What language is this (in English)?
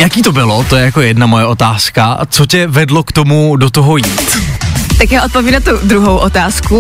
Czech